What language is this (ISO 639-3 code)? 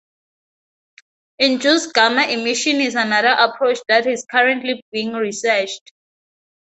eng